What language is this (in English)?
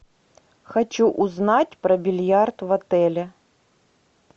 Russian